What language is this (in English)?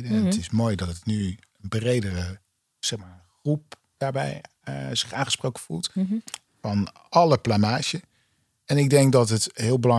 Dutch